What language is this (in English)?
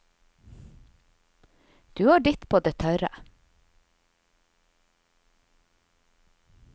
Norwegian